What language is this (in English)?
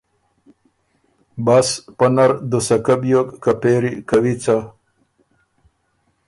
Ormuri